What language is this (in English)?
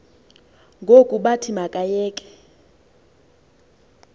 Xhosa